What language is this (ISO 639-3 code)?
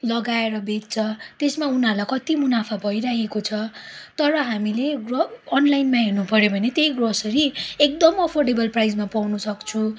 nep